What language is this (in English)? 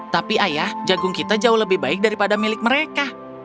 Indonesian